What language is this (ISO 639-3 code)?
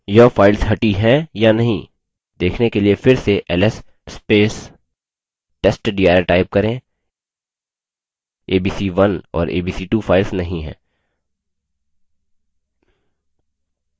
hin